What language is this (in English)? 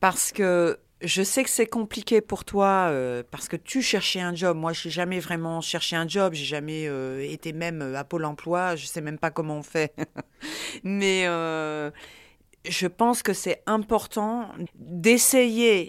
French